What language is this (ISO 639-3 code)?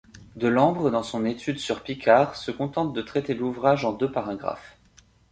fra